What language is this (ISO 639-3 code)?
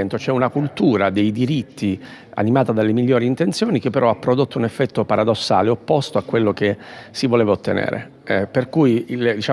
ita